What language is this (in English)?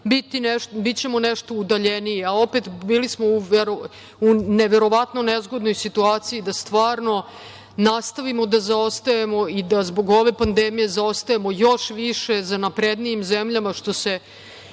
Serbian